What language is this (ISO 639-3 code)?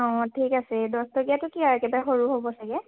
asm